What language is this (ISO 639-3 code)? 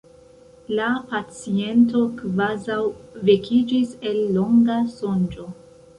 epo